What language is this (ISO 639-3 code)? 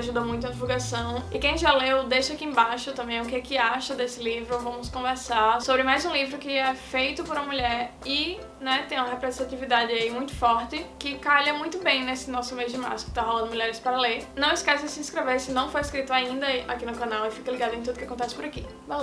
por